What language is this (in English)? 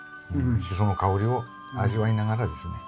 Japanese